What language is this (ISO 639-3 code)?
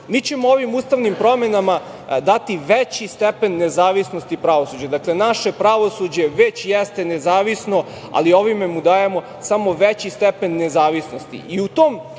srp